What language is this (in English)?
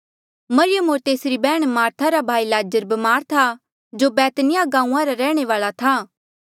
Mandeali